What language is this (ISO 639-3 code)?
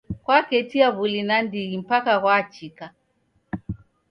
dav